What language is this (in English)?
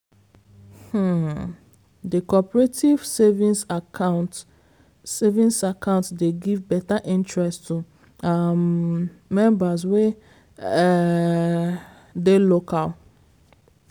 Nigerian Pidgin